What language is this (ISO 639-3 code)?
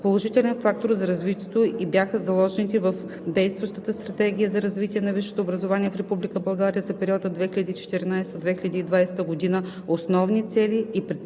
bul